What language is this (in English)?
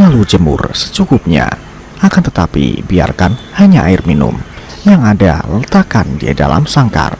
Indonesian